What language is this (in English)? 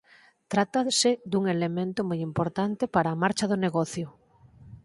Galician